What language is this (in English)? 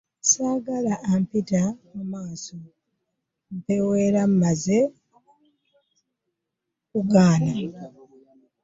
Ganda